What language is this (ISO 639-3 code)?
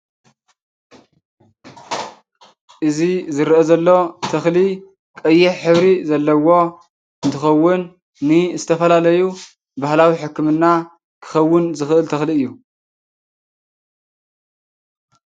tir